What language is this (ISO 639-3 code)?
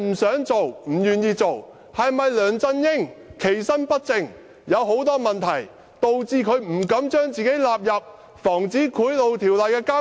yue